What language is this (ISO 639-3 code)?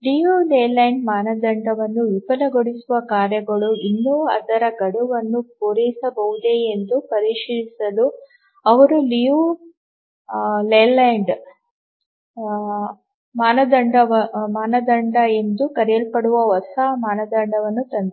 kan